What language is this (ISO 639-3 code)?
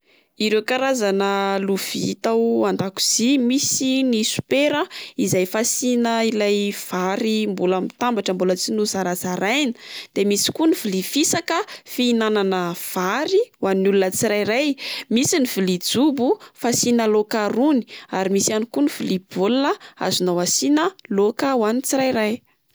mlg